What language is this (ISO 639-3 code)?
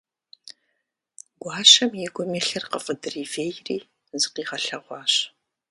kbd